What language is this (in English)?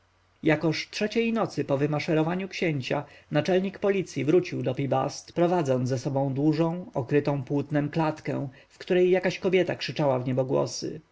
Polish